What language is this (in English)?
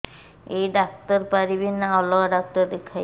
Odia